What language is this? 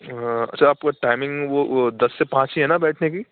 Urdu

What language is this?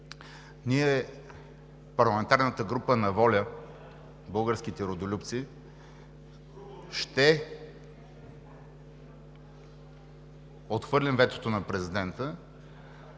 Bulgarian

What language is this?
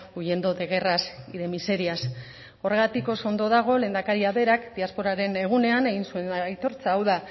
Basque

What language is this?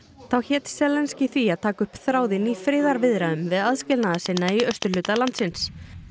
Icelandic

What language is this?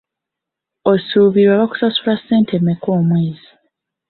Ganda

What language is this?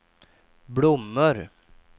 Swedish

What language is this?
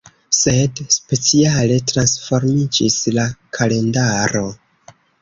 Esperanto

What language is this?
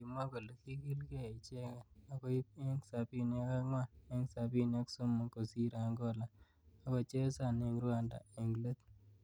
Kalenjin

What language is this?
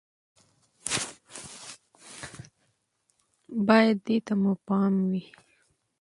Pashto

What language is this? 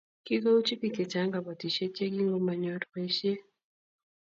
Kalenjin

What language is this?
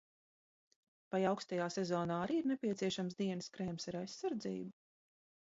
Latvian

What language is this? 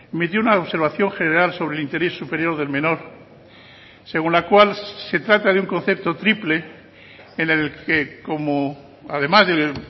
Spanish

